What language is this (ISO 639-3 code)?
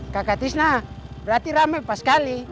ind